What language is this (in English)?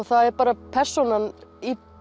Icelandic